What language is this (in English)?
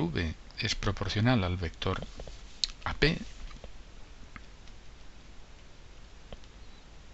Spanish